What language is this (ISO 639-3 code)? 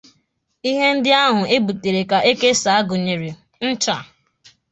ibo